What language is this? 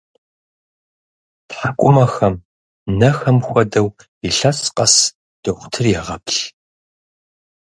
Kabardian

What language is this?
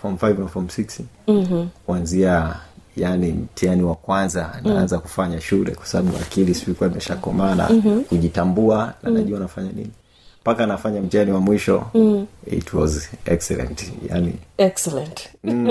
Swahili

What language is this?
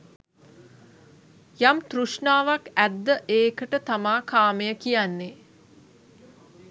Sinhala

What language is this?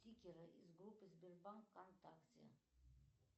Russian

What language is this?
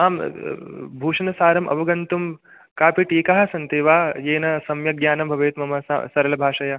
Sanskrit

